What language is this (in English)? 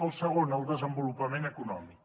Catalan